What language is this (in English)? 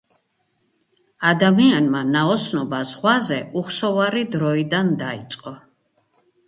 Georgian